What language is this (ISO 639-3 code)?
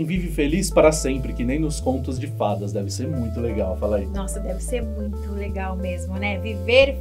por